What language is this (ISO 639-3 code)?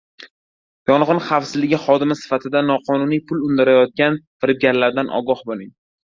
uzb